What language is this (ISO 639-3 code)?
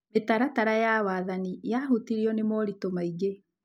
kik